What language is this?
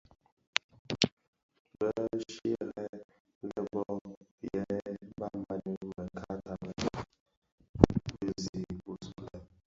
Bafia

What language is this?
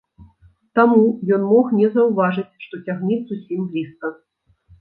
Belarusian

